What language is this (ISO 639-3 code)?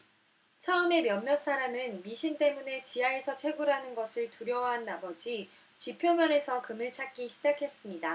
kor